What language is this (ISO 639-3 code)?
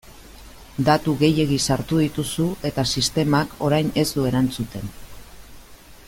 eus